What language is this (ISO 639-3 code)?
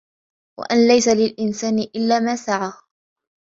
ara